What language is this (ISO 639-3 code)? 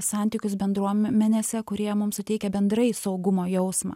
lit